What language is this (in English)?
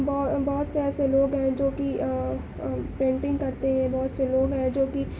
Urdu